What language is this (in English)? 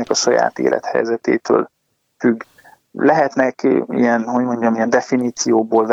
Hungarian